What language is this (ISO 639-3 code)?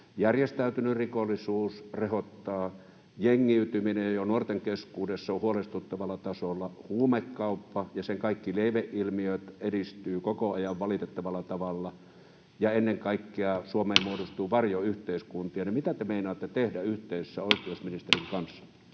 fin